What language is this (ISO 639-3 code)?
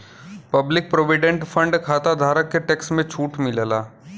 bho